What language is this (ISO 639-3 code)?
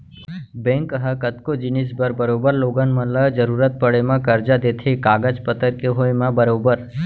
hne